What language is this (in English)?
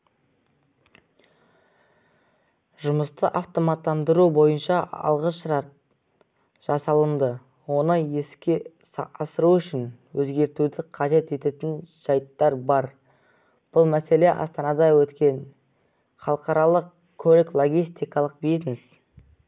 Kazakh